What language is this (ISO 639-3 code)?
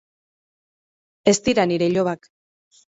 eus